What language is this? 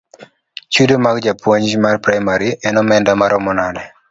Luo (Kenya and Tanzania)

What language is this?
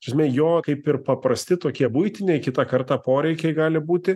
Lithuanian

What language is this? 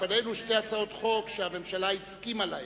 Hebrew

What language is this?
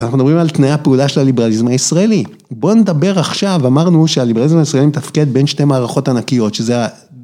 Hebrew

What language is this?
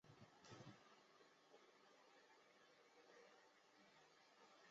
Chinese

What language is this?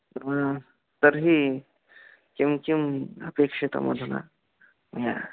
Sanskrit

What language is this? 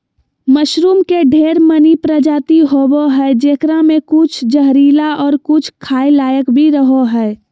Magahi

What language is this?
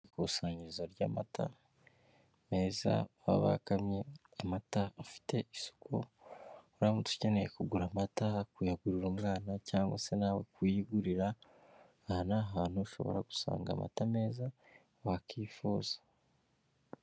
Kinyarwanda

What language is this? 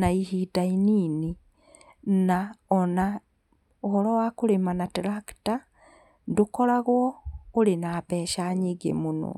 Kikuyu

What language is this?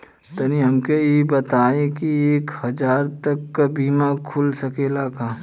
Bhojpuri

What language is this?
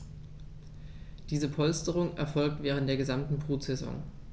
German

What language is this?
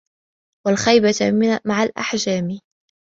Arabic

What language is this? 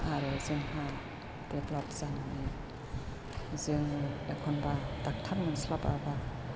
Bodo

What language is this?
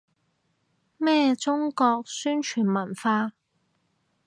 Cantonese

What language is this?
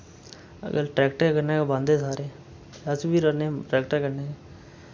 Dogri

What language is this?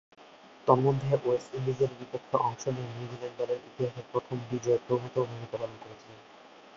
Bangla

